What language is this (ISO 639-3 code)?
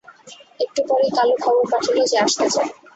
ben